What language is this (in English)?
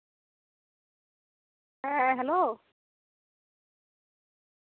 Santali